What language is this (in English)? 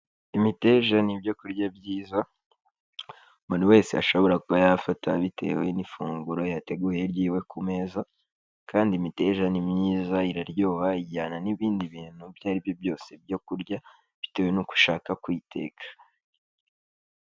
Kinyarwanda